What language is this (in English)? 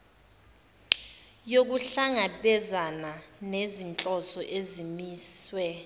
Zulu